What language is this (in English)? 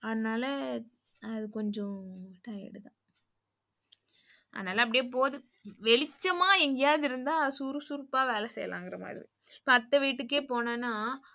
Tamil